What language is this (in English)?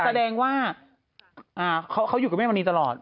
Thai